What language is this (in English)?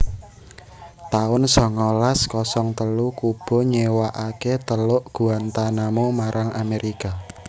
Javanese